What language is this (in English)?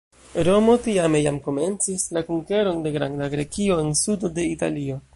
Esperanto